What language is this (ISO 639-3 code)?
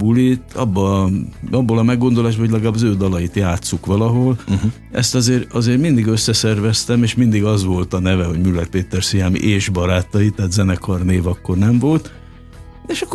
hun